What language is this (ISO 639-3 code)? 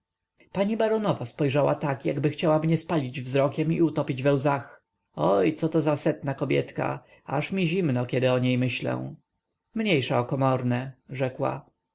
pol